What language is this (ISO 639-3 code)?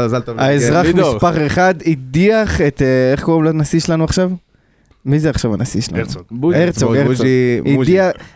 heb